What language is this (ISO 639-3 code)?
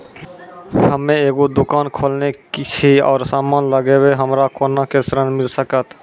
mai